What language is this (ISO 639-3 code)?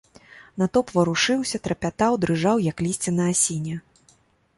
bel